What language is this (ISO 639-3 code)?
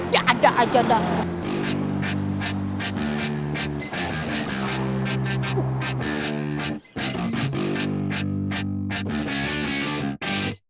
ind